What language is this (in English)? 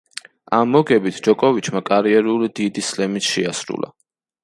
Georgian